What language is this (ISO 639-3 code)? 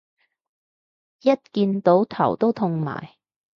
yue